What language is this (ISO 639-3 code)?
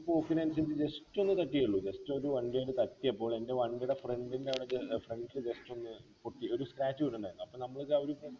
mal